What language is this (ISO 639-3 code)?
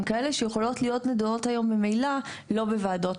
heb